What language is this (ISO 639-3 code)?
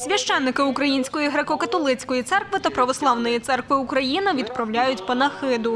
ukr